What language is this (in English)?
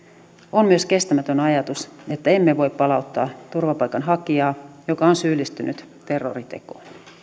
Finnish